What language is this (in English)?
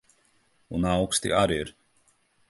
Latvian